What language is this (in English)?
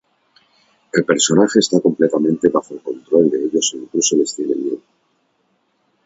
Spanish